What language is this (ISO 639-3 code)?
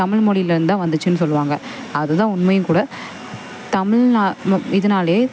tam